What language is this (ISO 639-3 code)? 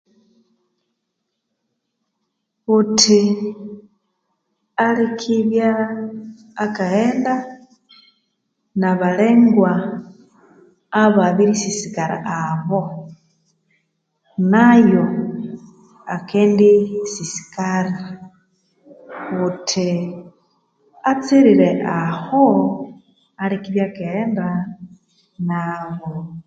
koo